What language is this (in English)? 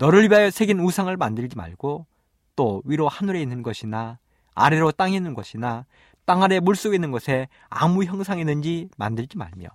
Korean